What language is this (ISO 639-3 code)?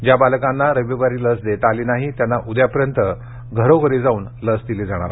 mar